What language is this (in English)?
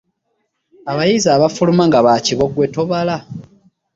Ganda